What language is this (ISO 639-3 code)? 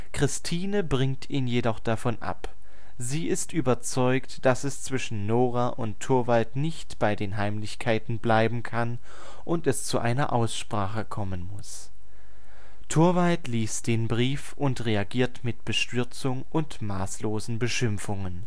deu